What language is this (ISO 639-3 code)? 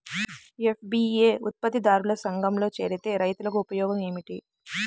tel